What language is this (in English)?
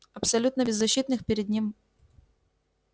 Russian